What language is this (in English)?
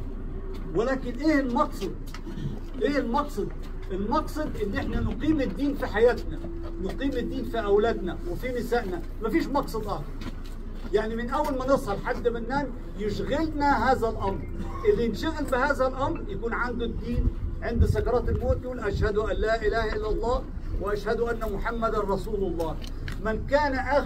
Arabic